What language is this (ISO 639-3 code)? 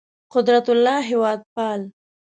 pus